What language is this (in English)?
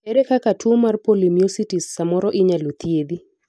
Luo (Kenya and Tanzania)